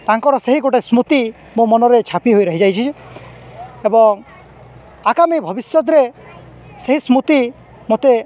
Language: Odia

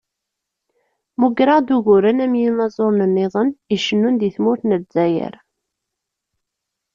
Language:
Kabyle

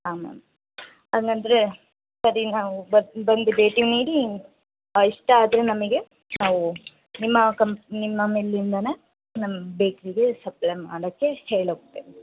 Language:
Kannada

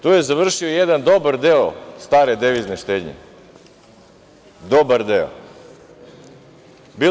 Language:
Serbian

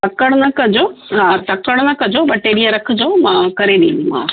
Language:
Sindhi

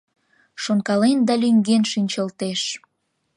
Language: Mari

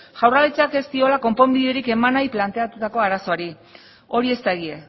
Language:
Basque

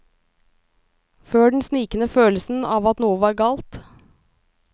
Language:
Norwegian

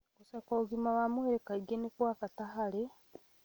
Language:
Kikuyu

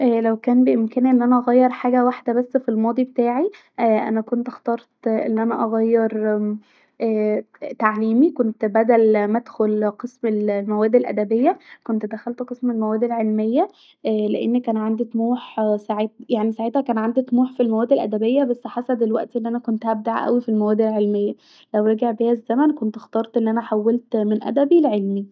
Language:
Egyptian Arabic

